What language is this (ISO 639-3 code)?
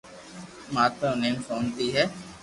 lrk